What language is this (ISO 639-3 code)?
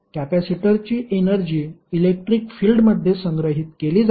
mar